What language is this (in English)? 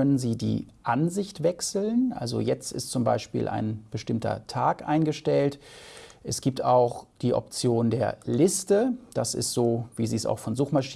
German